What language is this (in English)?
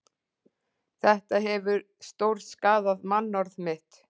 Icelandic